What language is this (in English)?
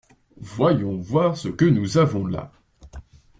French